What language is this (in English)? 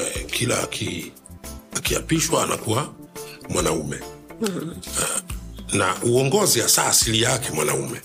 Swahili